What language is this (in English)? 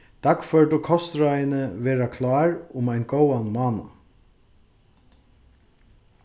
Faroese